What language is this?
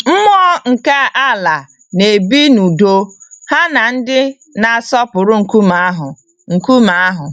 Igbo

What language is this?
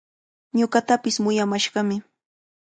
Cajatambo North Lima Quechua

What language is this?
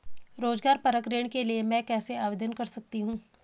Hindi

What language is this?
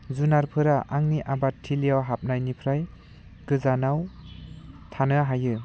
Bodo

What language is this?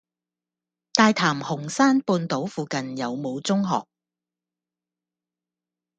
Cantonese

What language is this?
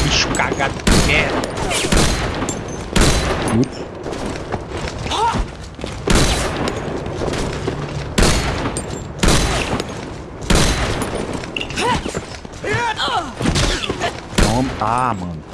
Portuguese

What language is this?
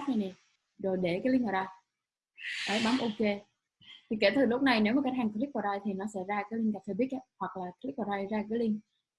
Vietnamese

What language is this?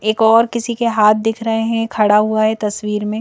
Hindi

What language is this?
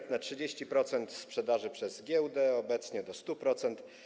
Polish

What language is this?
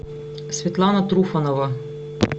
Russian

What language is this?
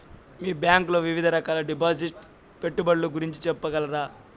Telugu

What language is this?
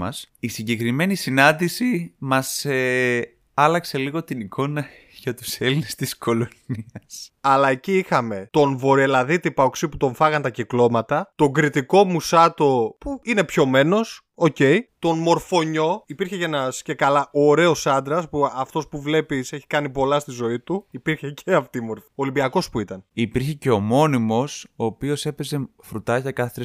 Greek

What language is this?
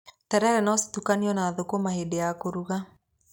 Kikuyu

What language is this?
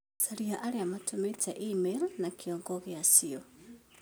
Kikuyu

